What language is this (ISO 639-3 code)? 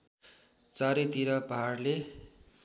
nep